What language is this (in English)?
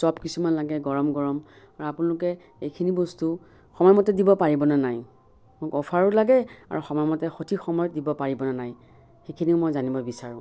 Assamese